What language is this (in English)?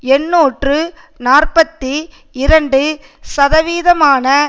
Tamil